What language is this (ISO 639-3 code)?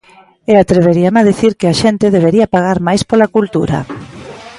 glg